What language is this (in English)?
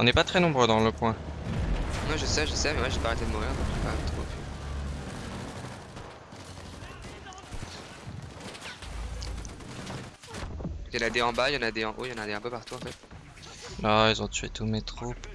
French